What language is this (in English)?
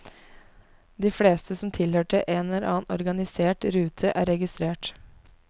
Norwegian